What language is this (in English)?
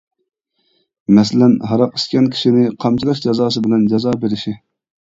Uyghur